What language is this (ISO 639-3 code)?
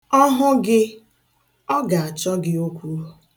ibo